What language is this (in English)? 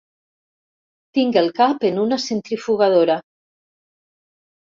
Catalan